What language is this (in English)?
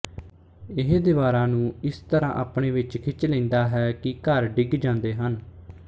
Punjabi